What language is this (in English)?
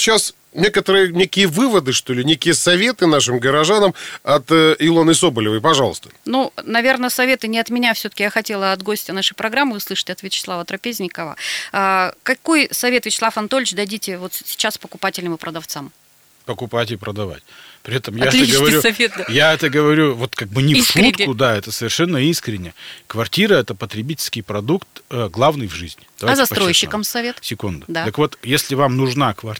Russian